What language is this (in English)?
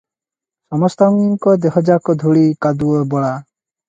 Odia